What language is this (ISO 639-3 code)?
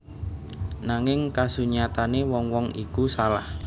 jav